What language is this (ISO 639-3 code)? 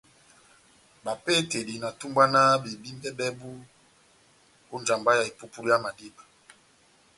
bnm